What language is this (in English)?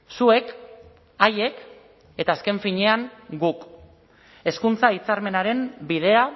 Basque